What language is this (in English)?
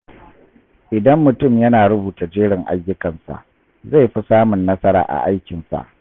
Hausa